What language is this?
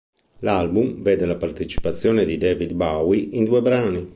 Italian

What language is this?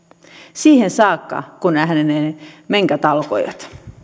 Finnish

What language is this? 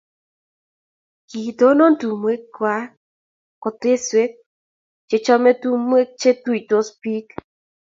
Kalenjin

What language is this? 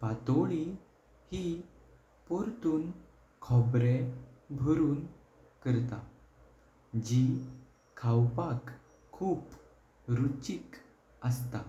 Konkani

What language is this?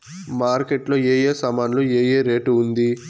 Telugu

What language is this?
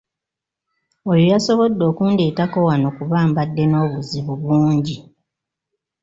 Ganda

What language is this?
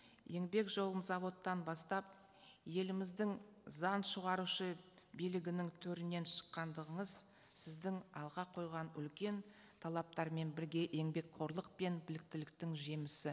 Kazakh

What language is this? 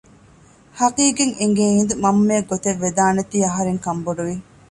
Divehi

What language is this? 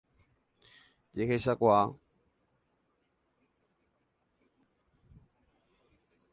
Guarani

